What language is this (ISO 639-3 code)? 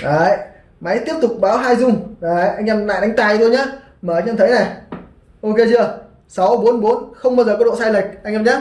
vie